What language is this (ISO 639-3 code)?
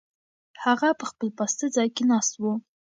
pus